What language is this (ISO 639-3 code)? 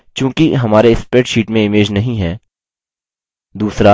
hin